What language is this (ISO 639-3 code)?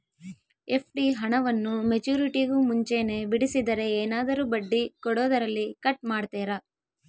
kan